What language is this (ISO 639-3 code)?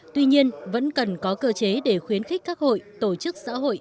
vie